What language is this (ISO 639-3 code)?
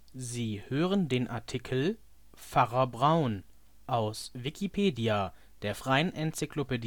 deu